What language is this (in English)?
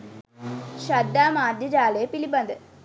Sinhala